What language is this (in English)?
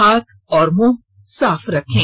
Hindi